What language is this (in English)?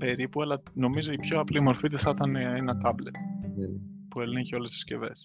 Greek